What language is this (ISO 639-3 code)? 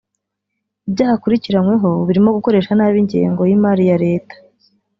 kin